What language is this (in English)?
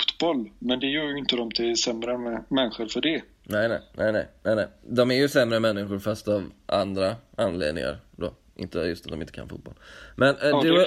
Swedish